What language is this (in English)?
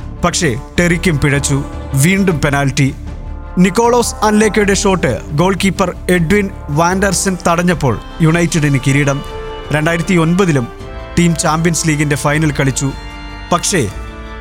Malayalam